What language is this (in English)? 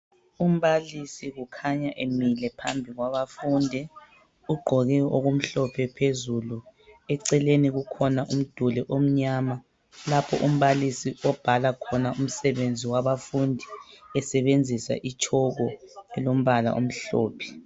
North Ndebele